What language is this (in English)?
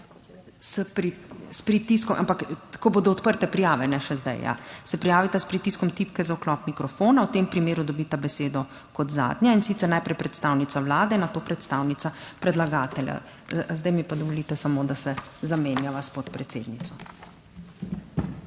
Slovenian